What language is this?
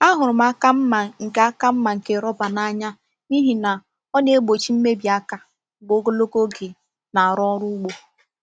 Igbo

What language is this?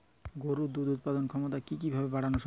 Bangla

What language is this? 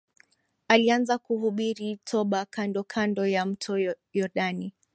Swahili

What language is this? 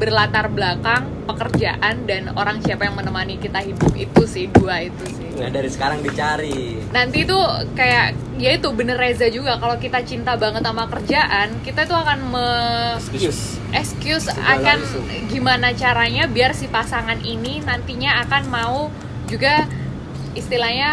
Indonesian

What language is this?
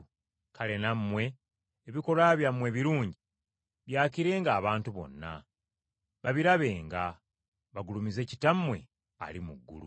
Ganda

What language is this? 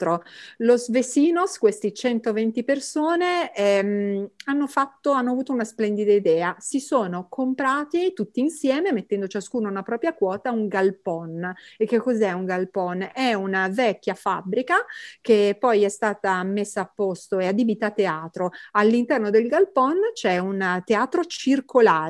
Italian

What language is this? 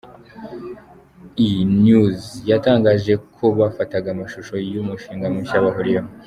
Kinyarwanda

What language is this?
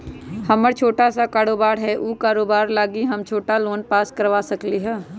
Magahi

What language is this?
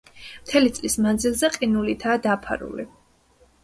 Georgian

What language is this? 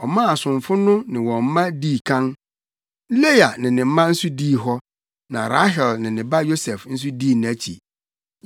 Akan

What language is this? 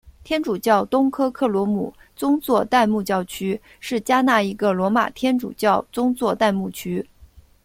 Chinese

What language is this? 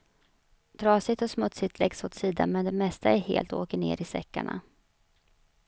Swedish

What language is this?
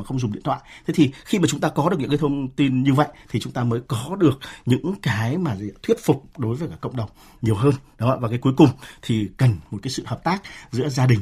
Vietnamese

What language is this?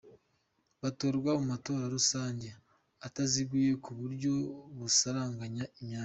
Kinyarwanda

